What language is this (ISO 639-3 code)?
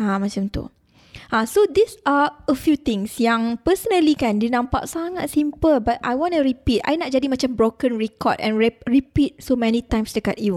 msa